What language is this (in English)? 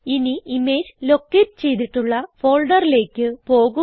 Malayalam